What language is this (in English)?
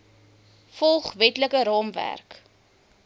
Afrikaans